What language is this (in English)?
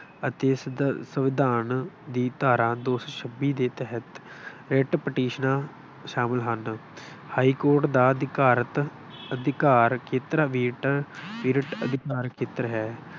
Punjabi